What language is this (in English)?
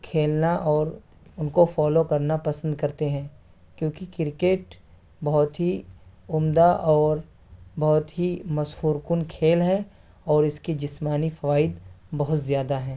Urdu